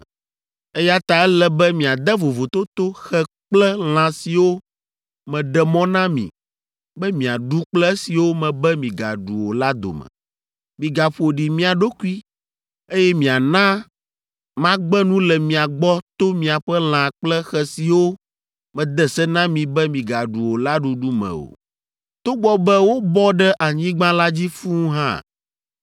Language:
Ewe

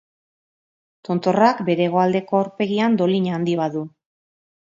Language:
Basque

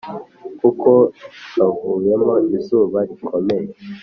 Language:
Kinyarwanda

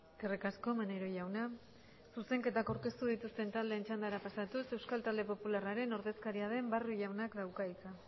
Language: Basque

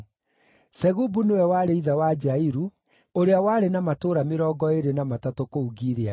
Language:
Kikuyu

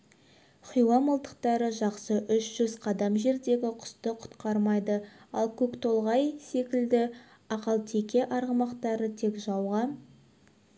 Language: Kazakh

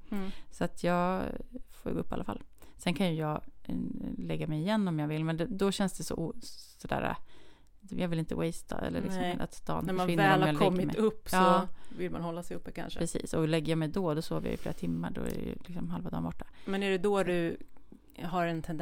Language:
Swedish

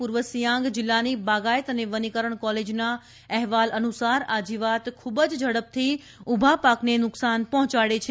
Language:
Gujarati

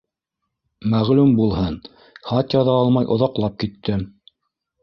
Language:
Bashkir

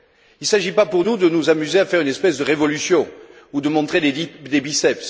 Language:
French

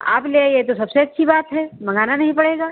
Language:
Hindi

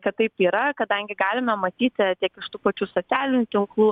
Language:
Lithuanian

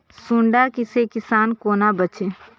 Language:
Maithili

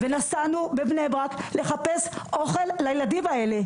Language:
Hebrew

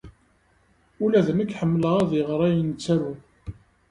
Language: Kabyle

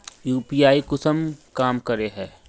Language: Magahi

